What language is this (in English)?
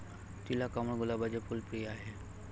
Marathi